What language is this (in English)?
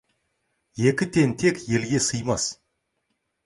Kazakh